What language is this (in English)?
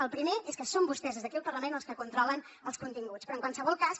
Catalan